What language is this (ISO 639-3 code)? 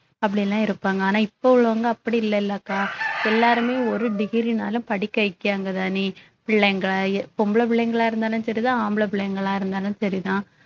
tam